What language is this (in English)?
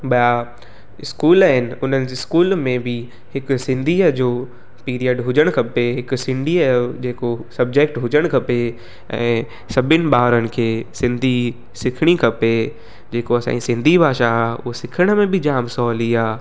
Sindhi